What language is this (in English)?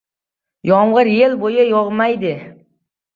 Uzbek